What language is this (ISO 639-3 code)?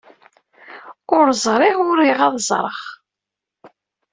kab